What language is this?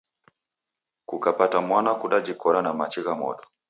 Taita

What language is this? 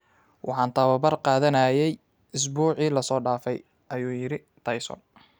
Somali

